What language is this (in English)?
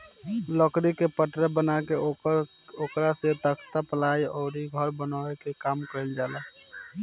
Bhojpuri